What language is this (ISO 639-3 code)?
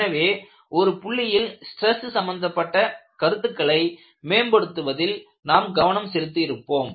tam